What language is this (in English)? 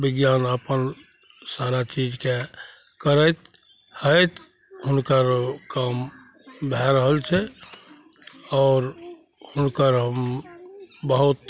Maithili